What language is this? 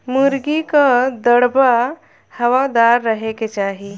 Bhojpuri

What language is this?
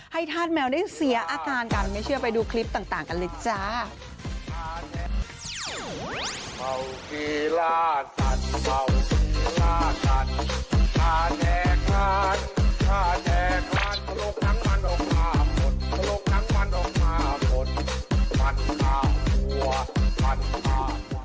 Thai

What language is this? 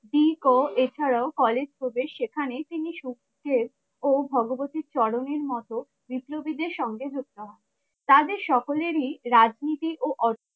Bangla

